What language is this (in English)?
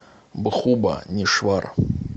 Russian